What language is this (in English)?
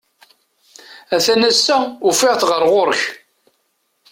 Kabyle